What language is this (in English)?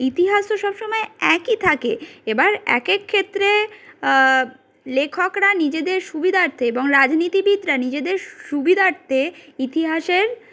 Bangla